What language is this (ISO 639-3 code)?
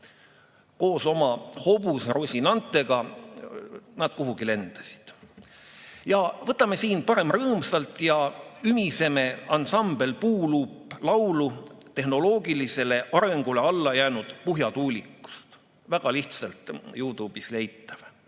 est